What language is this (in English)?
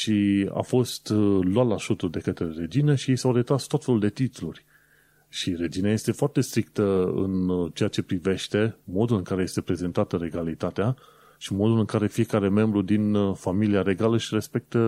Romanian